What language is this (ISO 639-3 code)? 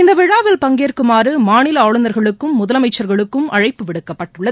tam